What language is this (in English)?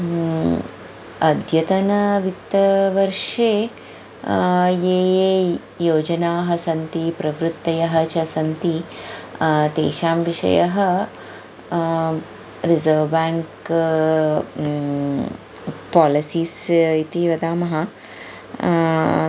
Sanskrit